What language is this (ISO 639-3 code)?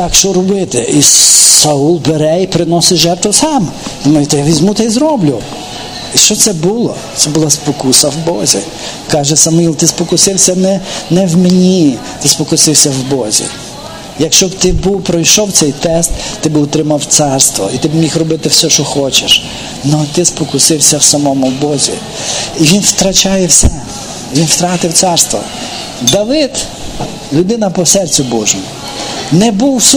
ukr